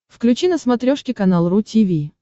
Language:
Russian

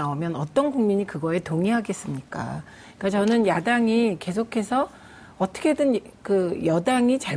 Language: Korean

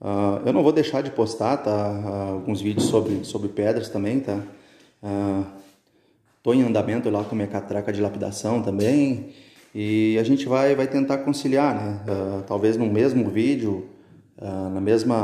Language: Portuguese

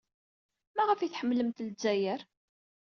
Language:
Kabyle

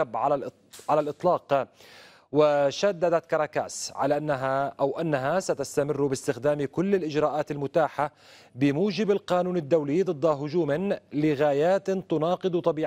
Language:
Arabic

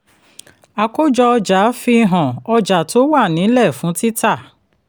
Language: Yoruba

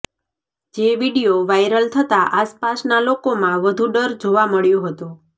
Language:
Gujarati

